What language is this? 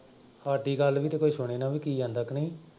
Punjabi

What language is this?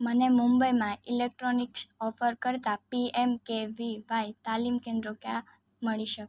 Gujarati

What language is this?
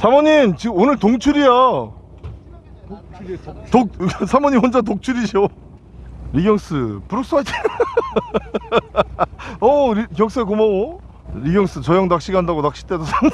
Korean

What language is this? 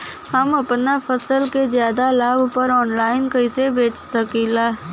Bhojpuri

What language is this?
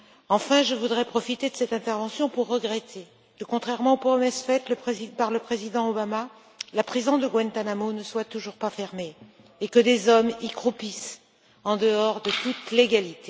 French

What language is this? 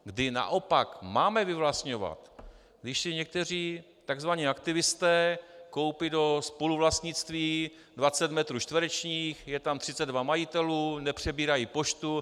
Czech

